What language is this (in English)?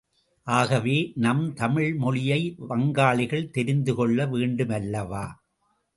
Tamil